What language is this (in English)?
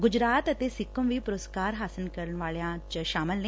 Punjabi